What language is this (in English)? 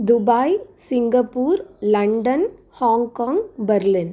Sanskrit